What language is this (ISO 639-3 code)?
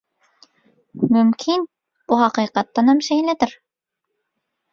tuk